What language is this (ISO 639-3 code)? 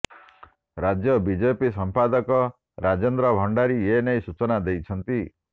ori